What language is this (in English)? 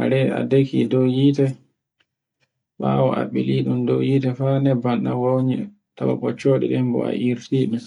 Borgu Fulfulde